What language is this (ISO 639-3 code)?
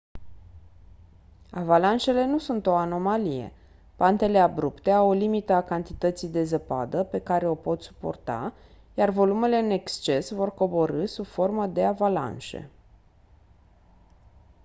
ron